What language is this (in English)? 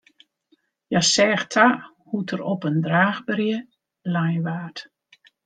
Western Frisian